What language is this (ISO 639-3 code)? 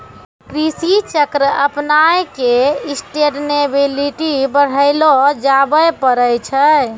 mai